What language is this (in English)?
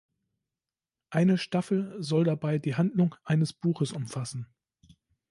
German